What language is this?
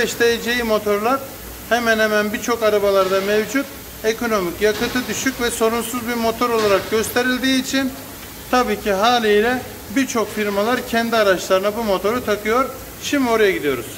Turkish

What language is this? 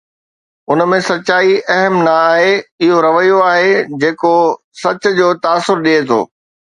Sindhi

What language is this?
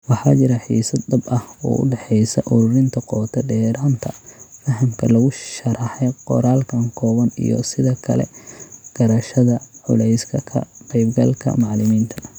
Somali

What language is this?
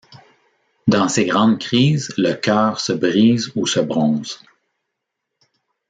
French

